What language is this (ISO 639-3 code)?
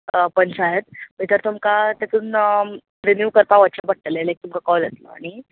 kok